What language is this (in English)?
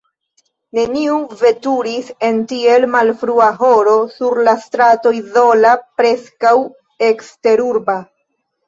Esperanto